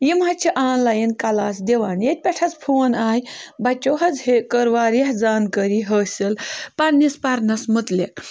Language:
Kashmiri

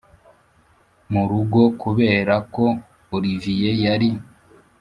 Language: Kinyarwanda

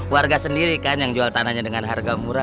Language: Indonesian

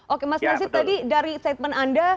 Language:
Indonesian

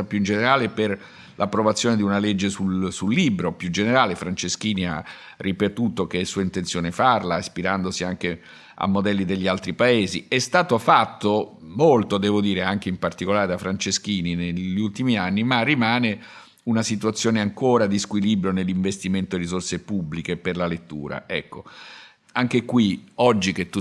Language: Italian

